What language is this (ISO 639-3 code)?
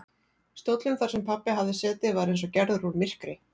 isl